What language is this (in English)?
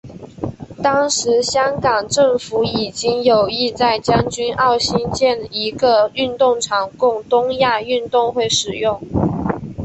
Chinese